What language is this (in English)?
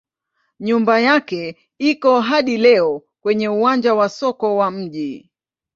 Swahili